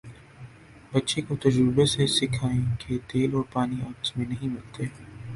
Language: Urdu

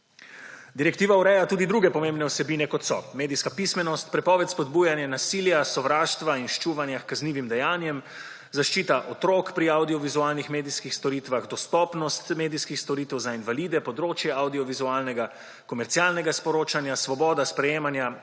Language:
Slovenian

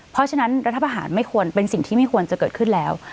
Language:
Thai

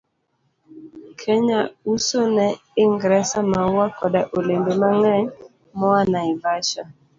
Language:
Luo (Kenya and Tanzania)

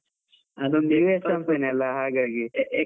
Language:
Kannada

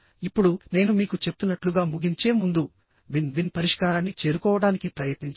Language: Telugu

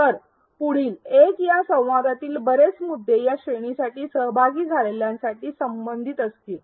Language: Marathi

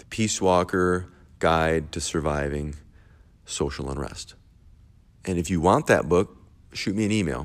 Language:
English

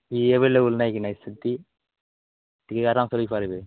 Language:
Odia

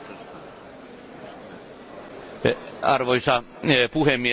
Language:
Finnish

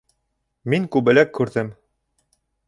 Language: Bashkir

